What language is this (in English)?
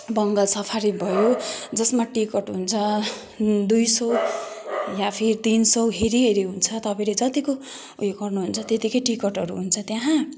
Nepali